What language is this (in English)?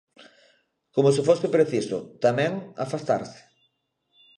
Galician